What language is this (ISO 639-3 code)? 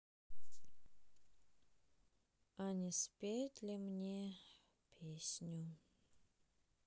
rus